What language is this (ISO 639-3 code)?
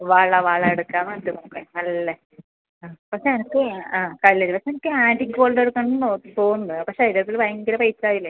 mal